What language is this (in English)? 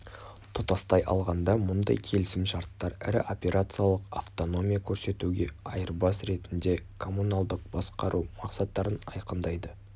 Kazakh